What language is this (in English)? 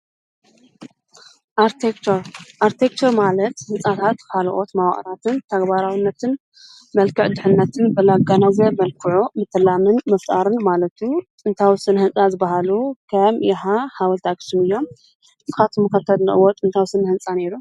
Tigrinya